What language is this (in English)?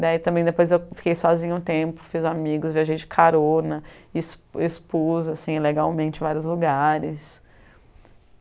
Portuguese